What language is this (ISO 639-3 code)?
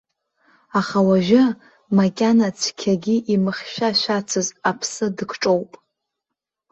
abk